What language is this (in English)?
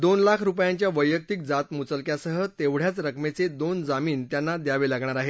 Marathi